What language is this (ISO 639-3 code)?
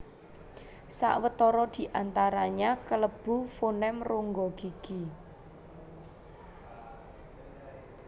jav